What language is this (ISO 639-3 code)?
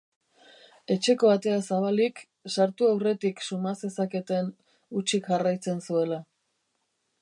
eus